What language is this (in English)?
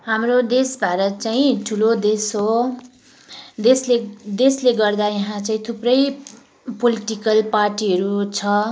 Nepali